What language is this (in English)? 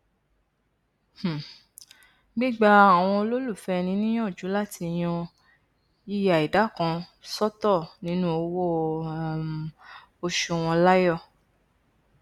Yoruba